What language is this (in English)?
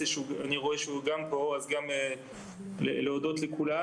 Hebrew